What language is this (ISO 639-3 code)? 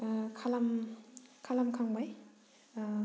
brx